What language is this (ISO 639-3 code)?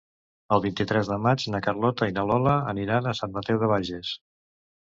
cat